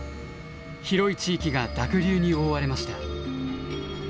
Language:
Japanese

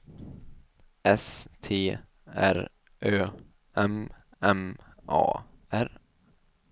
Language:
Swedish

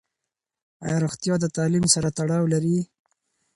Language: Pashto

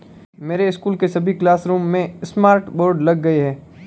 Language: Hindi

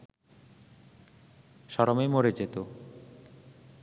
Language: Bangla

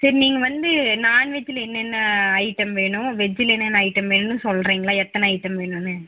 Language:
Tamil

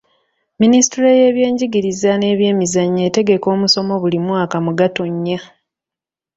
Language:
Ganda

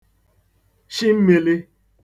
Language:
Igbo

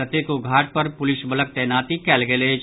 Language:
Maithili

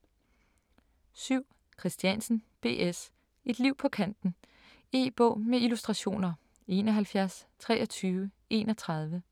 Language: Danish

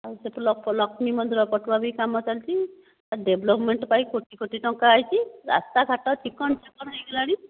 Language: Odia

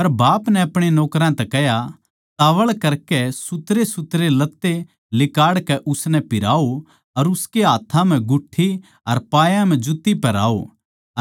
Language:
Haryanvi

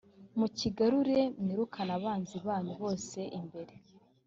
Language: Kinyarwanda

